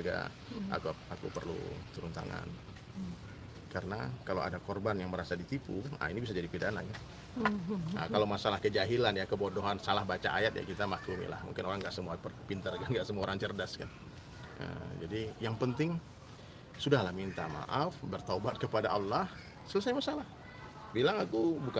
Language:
Indonesian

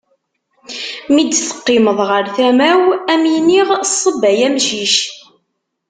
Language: Kabyle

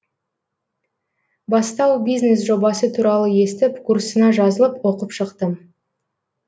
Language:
Kazakh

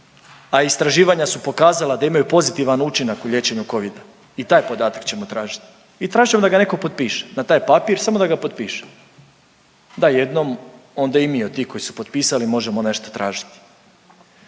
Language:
Croatian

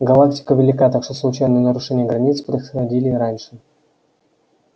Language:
Russian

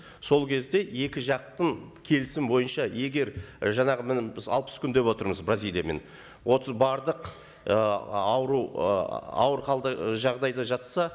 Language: Kazakh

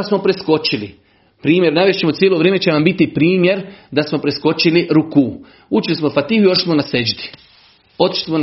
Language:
Croatian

